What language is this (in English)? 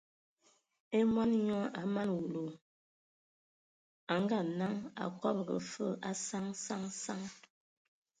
Ewondo